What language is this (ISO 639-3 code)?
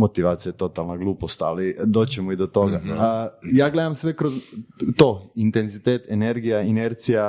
hrv